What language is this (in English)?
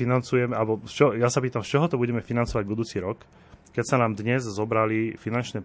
Slovak